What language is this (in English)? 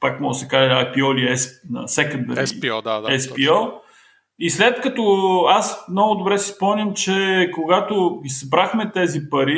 Bulgarian